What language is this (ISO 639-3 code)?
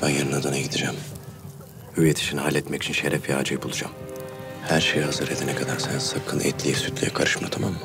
tur